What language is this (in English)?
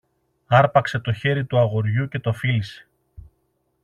Greek